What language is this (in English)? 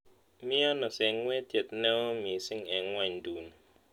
Kalenjin